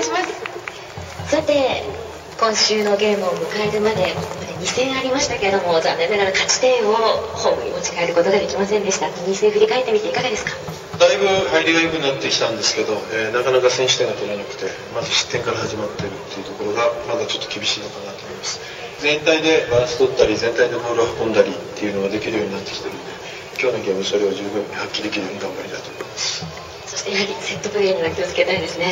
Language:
Japanese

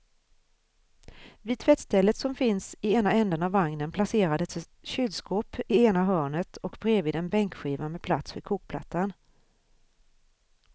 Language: Swedish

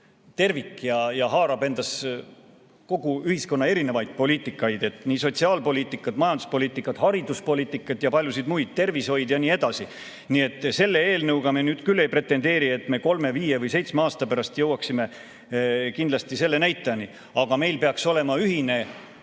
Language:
Estonian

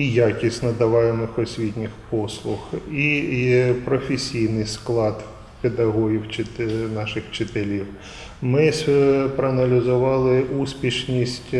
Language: Ukrainian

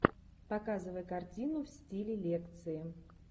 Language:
Russian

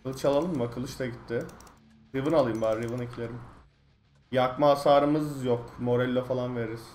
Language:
Turkish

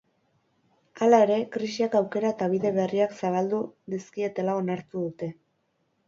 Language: Basque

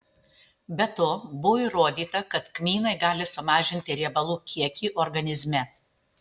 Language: Lithuanian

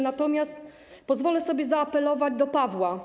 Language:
Polish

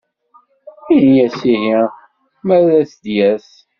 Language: Kabyle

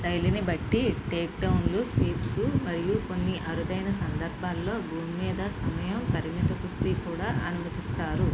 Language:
Telugu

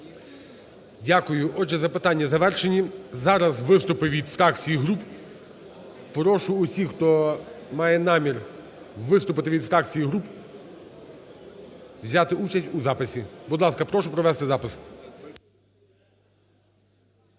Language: Ukrainian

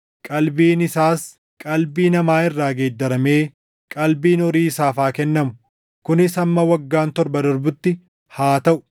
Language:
Oromo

